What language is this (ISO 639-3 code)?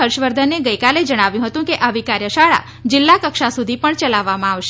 guj